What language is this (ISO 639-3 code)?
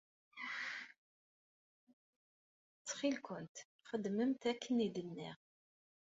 kab